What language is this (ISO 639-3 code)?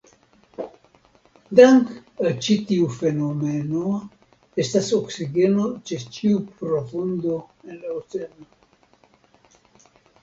epo